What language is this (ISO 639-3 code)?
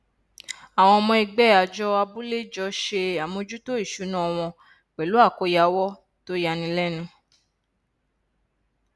yor